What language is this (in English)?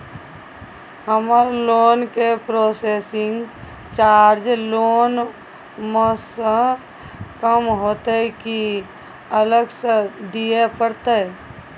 Maithili